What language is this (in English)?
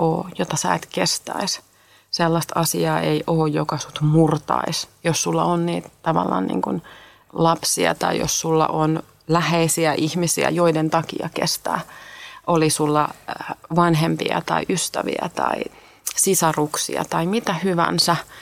Finnish